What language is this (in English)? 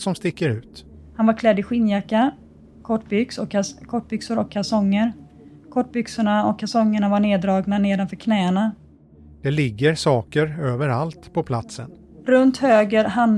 Swedish